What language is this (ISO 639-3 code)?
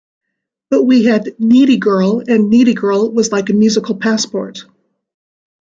eng